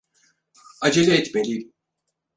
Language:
Turkish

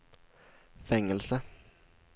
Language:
Swedish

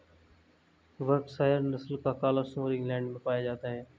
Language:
Hindi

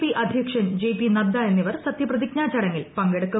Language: Malayalam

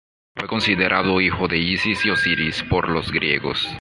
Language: Spanish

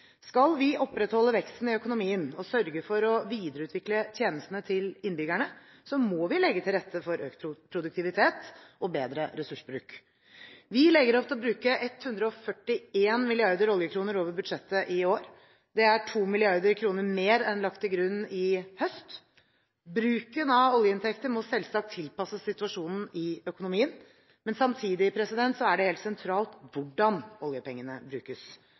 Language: Norwegian Bokmål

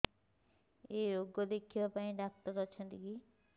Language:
Odia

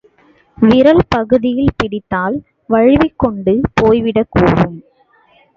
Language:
Tamil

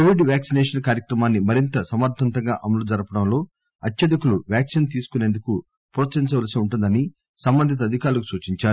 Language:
Telugu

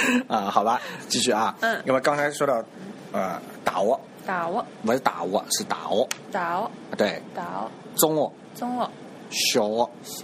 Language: Chinese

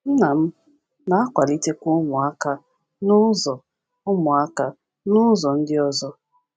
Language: Igbo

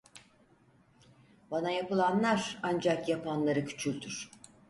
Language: Turkish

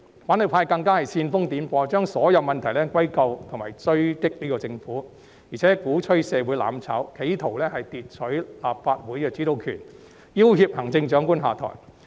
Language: Cantonese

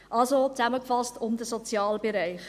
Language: Swiss German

